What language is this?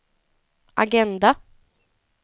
Swedish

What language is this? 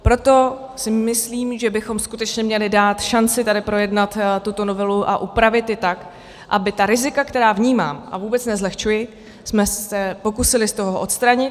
Czech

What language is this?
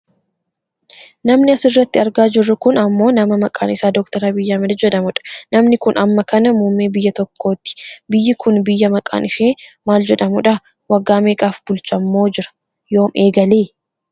Oromo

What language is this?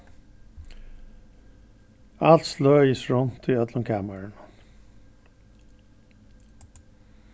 Faroese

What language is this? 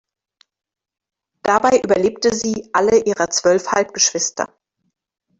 German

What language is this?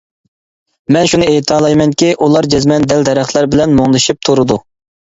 Uyghur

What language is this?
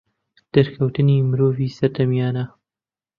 Central Kurdish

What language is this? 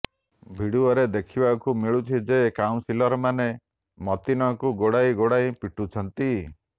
Odia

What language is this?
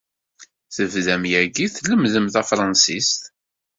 Kabyle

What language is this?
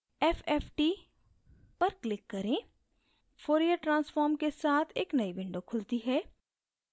Hindi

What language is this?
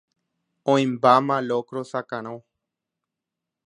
Guarani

